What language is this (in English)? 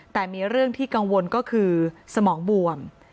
Thai